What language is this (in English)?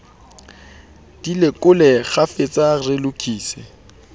Southern Sotho